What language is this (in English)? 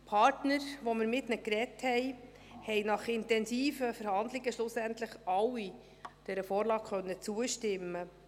Swiss German